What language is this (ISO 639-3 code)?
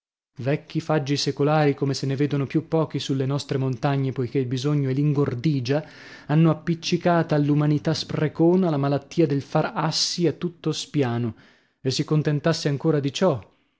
ita